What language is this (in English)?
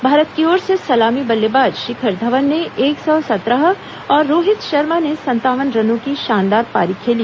Hindi